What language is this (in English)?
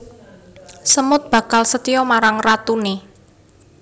Javanese